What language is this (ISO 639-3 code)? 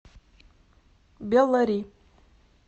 rus